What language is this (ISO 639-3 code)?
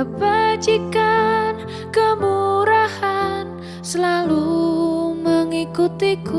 ind